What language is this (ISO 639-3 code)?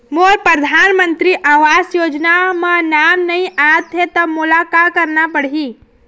hne